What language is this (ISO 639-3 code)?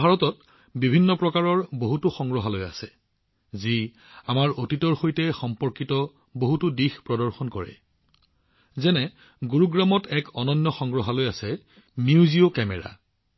asm